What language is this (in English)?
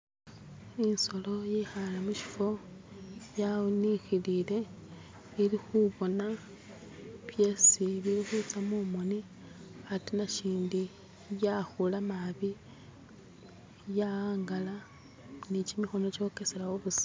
Masaaba